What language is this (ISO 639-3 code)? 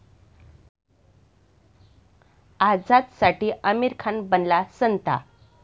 mar